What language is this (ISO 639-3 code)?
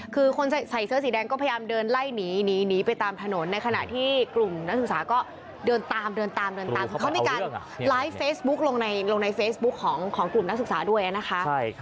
tha